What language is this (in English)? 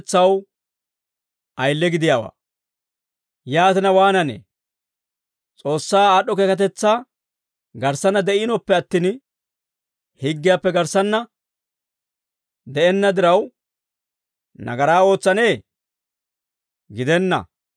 Dawro